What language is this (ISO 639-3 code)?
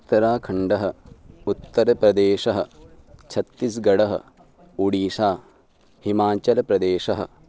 san